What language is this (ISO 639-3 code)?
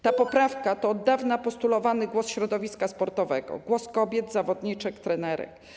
pol